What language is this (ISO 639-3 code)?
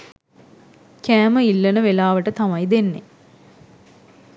sin